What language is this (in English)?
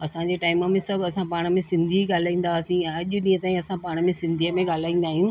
Sindhi